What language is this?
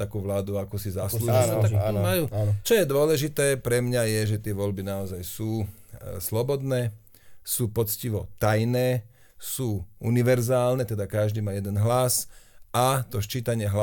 Slovak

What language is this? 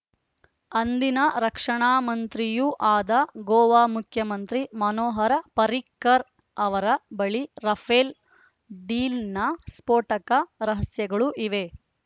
Kannada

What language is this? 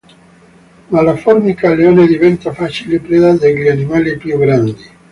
Italian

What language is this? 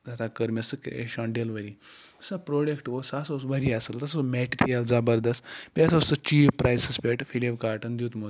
Kashmiri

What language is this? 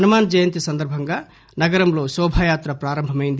Telugu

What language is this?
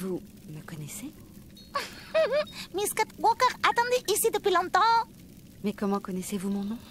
French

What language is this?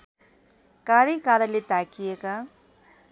Nepali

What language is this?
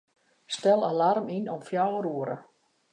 Western Frisian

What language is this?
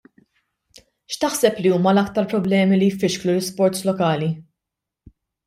Maltese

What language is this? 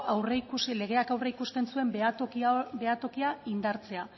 Basque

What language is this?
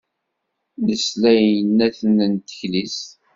Kabyle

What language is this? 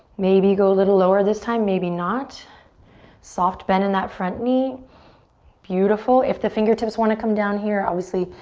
English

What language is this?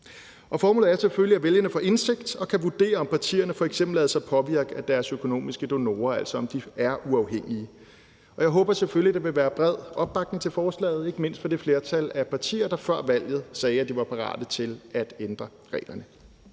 Danish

